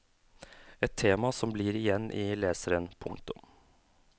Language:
Norwegian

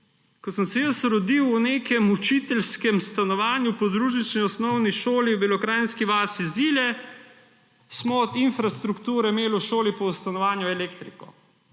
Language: Slovenian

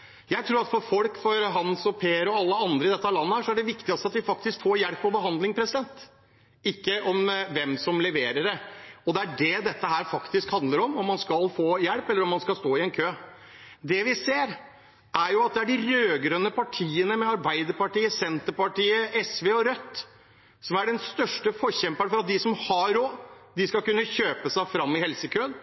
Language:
Norwegian Bokmål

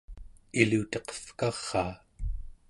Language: Central Yupik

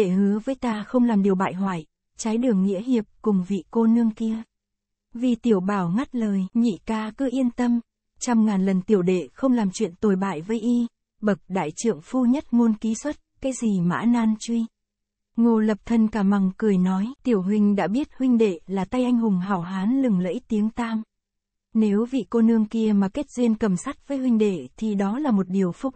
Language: Vietnamese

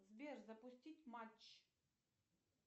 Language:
Russian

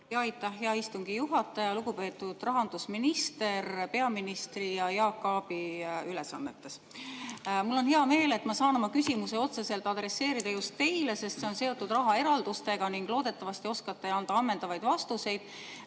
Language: Estonian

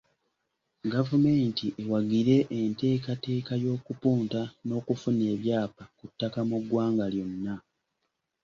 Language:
Ganda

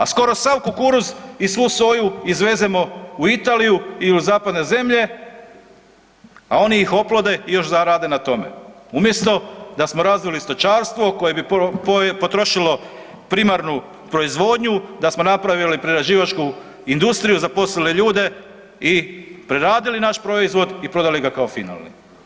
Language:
Croatian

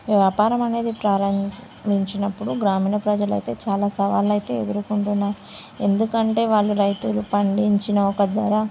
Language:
Telugu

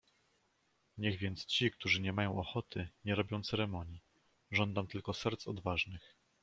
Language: Polish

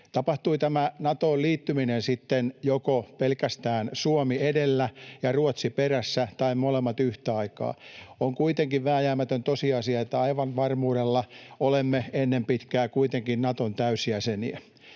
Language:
Finnish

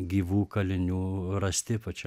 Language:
Lithuanian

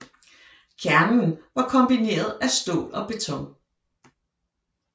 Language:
Danish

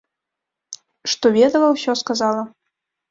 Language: Belarusian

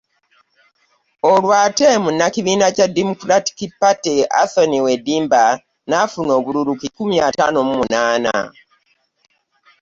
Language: Ganda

